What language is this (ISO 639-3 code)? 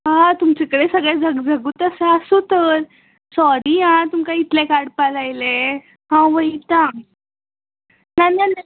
kok